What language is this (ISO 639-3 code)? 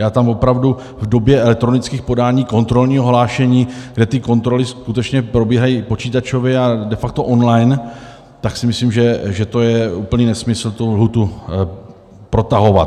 ces